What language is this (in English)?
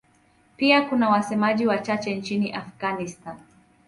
Swahili